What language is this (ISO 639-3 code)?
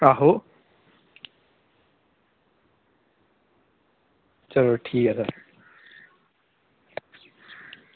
doi